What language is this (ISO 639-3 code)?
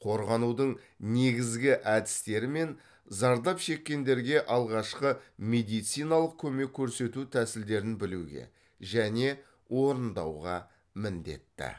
kaz